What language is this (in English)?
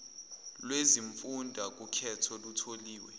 Zulu